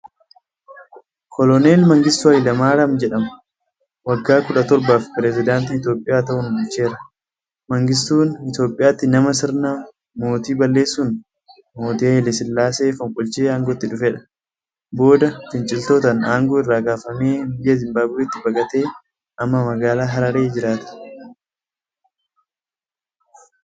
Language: Oromo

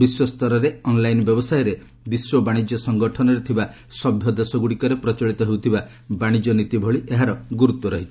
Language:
Odia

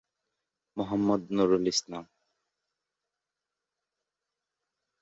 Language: Bangla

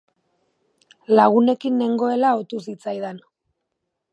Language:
Basque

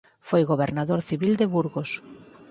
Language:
Galician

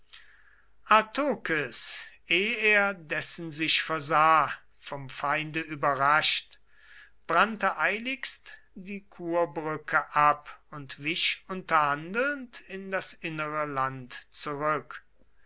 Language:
German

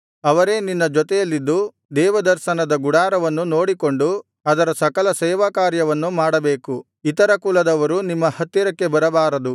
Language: Kannada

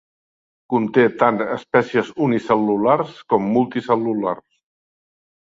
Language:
Catalan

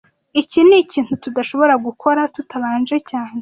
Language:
Kinyarwanda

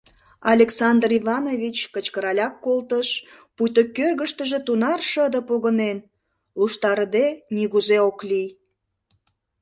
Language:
Mari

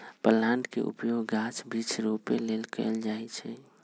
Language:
Magahi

